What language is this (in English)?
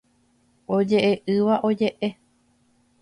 Guarani